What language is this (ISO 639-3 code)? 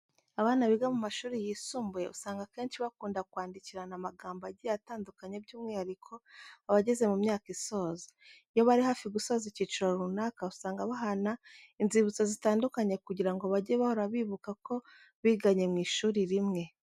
kin